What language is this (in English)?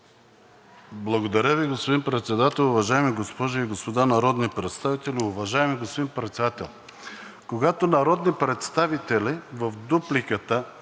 Bulgarian